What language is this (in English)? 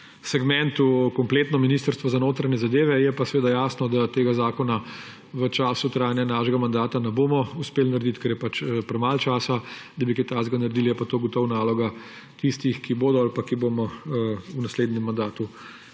Slovenian